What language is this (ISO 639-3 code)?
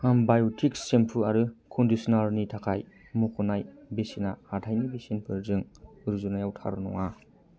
brx